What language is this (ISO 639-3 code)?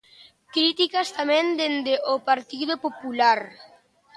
glg